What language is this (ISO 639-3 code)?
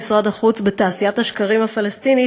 heb